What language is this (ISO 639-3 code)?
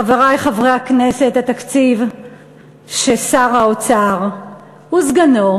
heb